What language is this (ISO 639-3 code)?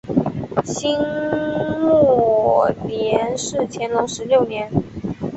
zho